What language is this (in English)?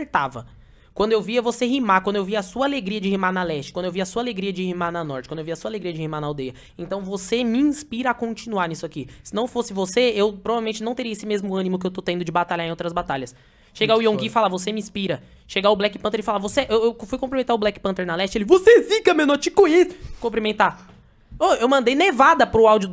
Portuguese